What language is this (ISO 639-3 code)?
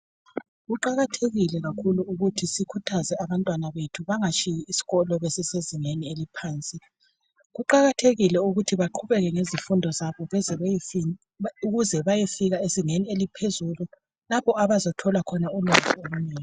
nde